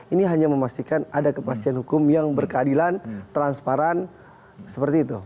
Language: Indonesian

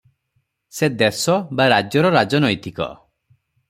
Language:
Odia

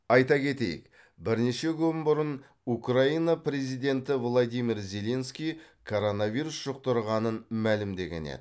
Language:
Kazakh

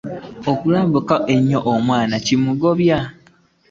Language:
Ganda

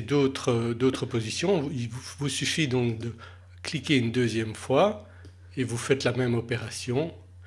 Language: French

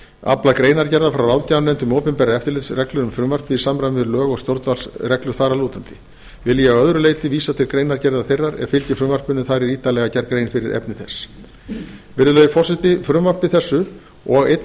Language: Icelandic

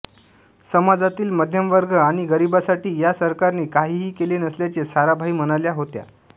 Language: Marathi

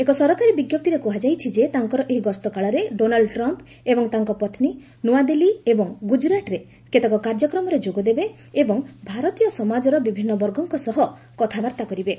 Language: Odia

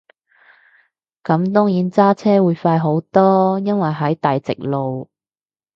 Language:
Cantonese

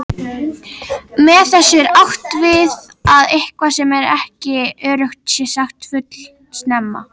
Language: Icelandic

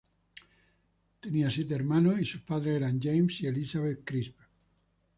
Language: Spanish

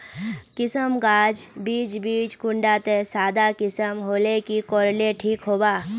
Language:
Magahi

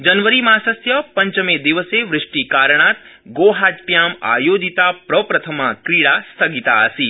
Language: Sanskrit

